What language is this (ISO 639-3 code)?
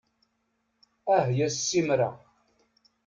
kab